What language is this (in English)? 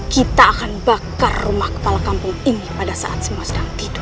Indonesian